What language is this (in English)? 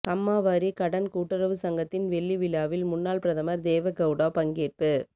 Tamil